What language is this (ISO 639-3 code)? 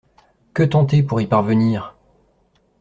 fra